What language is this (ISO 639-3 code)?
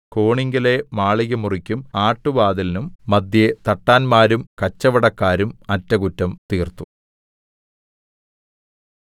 mal